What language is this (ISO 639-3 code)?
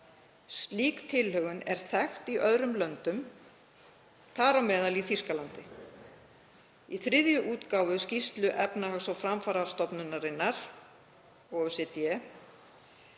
isl